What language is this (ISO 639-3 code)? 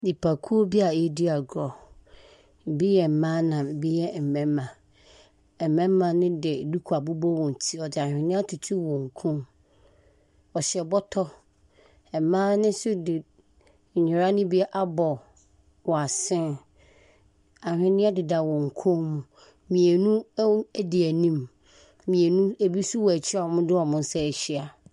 aka